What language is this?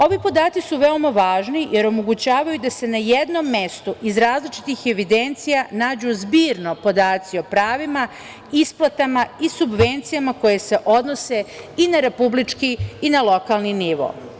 Serbian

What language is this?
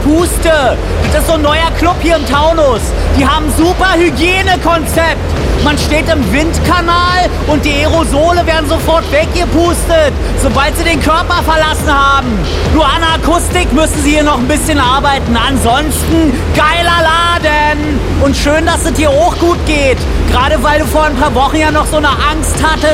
German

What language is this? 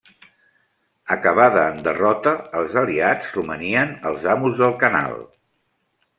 Catalan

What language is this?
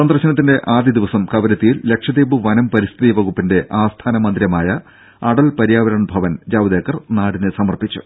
Malayalam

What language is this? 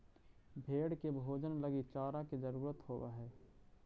Magahi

